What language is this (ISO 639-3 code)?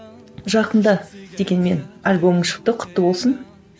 kaz